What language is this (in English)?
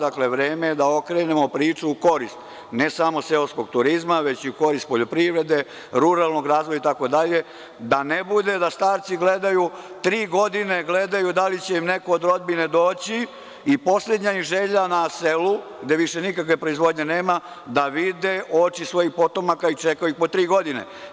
Serbian